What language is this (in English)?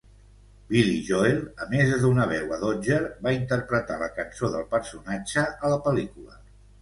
Catalan